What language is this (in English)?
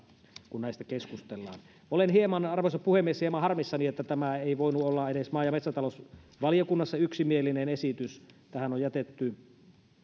Finnish